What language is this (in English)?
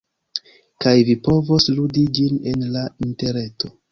Esperanto